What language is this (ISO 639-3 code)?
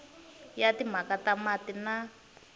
tso